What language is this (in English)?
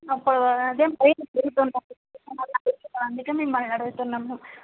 Telugu